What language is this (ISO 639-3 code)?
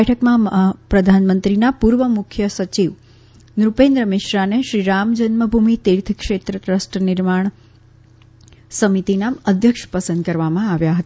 guj